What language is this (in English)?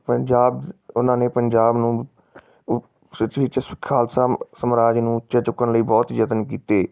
Punjabi